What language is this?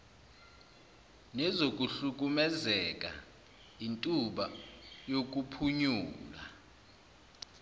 Zulu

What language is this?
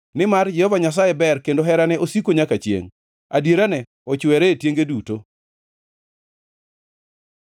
Luo (Kenya and Tanzania)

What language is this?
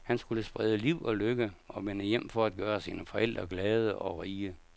Danish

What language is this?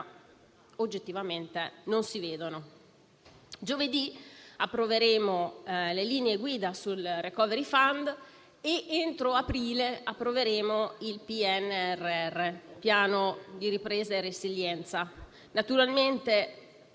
Italian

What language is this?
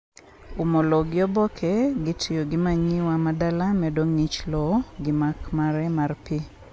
Luo (Kenya and Tanzania)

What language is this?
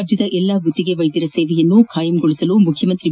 Kannada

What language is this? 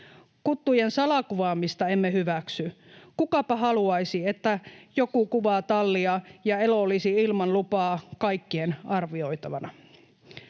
Finnish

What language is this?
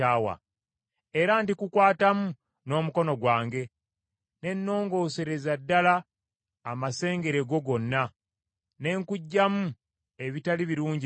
Ganda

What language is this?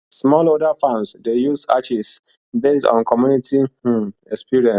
Nigerian Pidgin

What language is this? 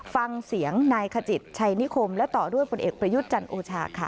Thai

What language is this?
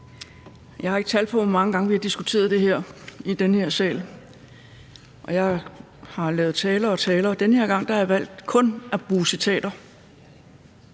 Danish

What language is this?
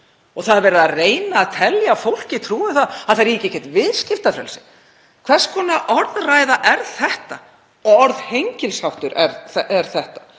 Icelandic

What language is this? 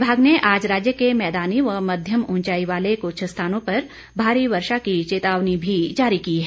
Hindi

